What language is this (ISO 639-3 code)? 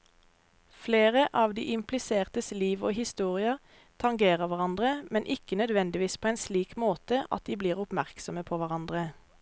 nor